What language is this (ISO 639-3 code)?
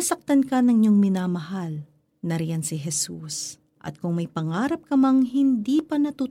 fil